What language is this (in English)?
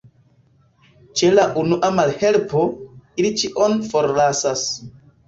Esperanto